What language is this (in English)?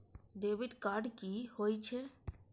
Maithili